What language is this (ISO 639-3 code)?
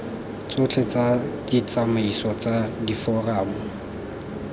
tsn